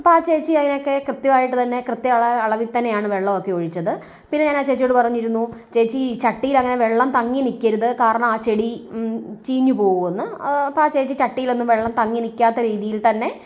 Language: Malayalam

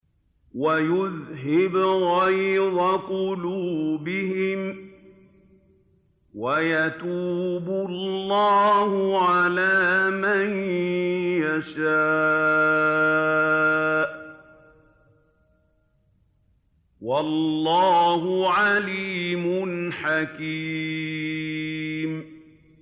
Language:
Arabic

